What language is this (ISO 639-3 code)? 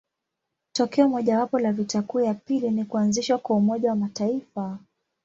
swa